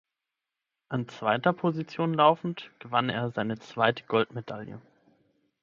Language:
German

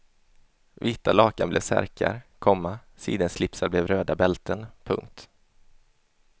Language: Swedish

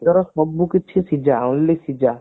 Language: Odia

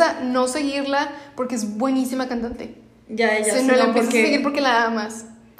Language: Spanish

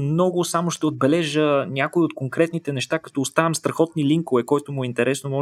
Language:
Bulgarian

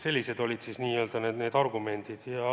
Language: Estonian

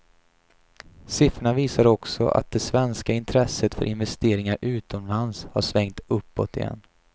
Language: Swedish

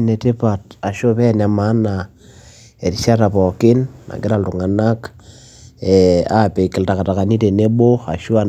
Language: Masai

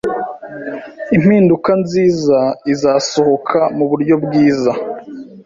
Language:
Kinyarwanda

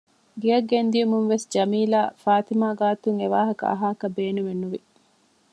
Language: Divehi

